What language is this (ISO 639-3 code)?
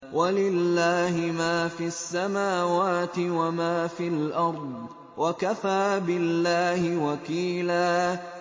ara